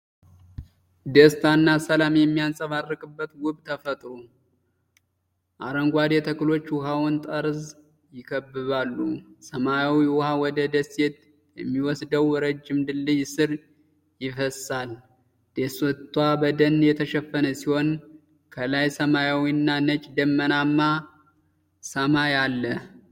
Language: Amharic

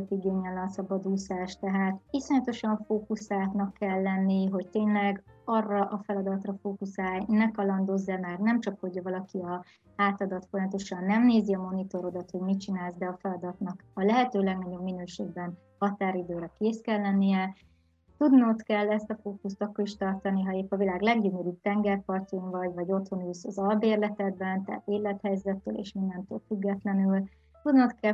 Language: Hungarian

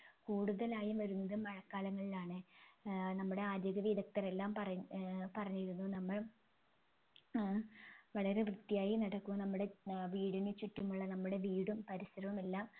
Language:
Malayalam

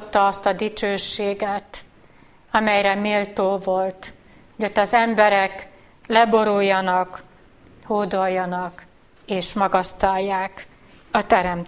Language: Hungarian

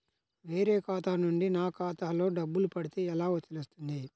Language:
Telugu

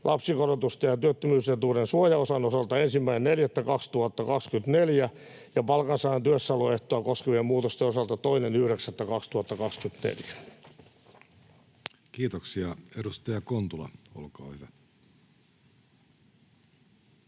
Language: Finnish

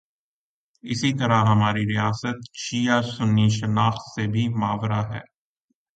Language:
Urdu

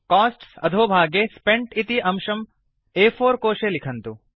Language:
Sanskrit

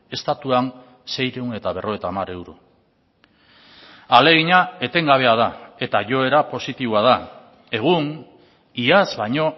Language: Basque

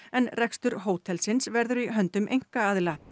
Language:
Icelandic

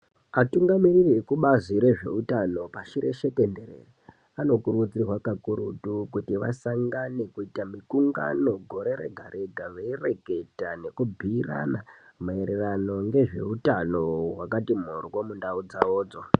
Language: Ndau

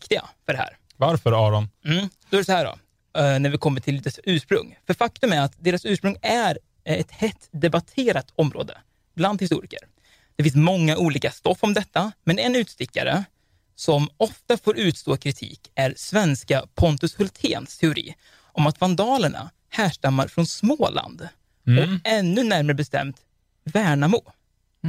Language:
Swedish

